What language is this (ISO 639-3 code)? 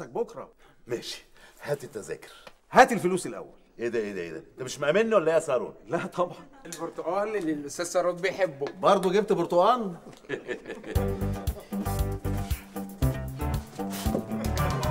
ara